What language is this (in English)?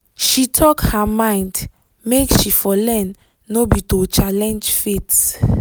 Nigerian Pidgin